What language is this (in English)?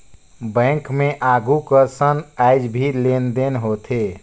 Chhattisgarhi